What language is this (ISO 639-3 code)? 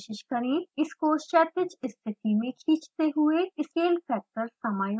hin